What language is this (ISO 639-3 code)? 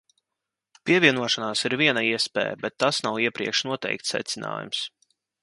lav